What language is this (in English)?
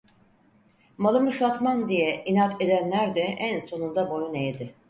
Turkish